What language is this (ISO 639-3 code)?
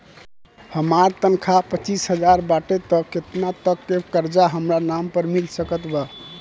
bho